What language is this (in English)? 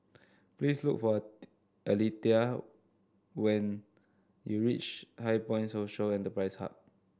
English